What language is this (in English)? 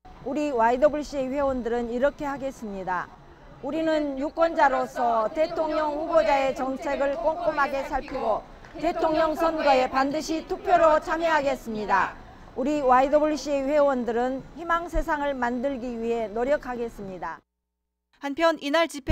Korean